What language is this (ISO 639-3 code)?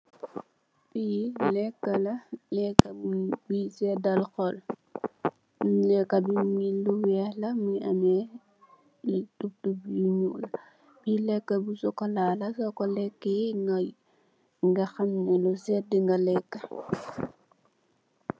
wol